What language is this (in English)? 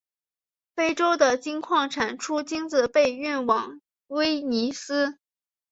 Chinese